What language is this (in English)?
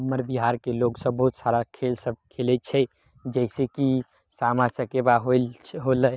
Maithili